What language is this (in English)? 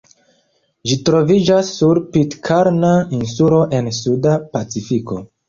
Esperanto